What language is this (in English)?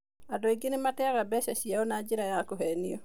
Kikuyu